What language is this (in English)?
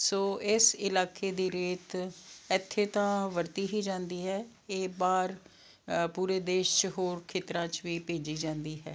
Punjabi